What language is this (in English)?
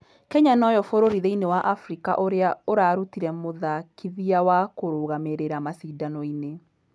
Kikuyu